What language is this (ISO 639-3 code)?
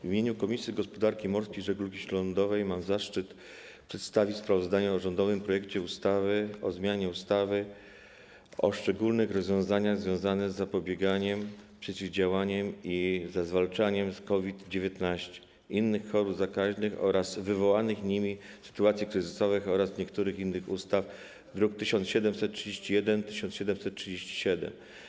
pol